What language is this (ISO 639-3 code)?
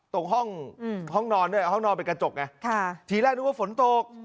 tha